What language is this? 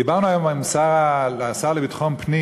Hebrew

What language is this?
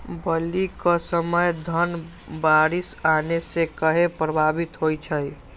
Magahi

